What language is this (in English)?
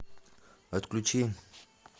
Russian